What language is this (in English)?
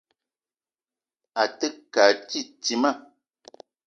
Eton (Cameroon)